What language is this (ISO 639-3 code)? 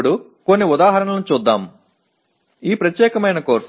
tam